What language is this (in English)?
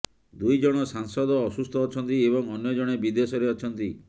Odia